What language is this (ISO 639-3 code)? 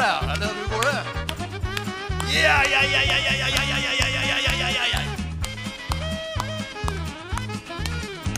swe